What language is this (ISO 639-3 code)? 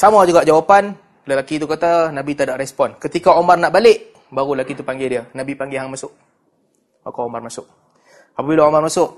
msa